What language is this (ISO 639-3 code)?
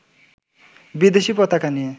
ben